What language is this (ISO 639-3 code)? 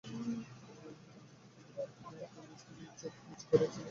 ben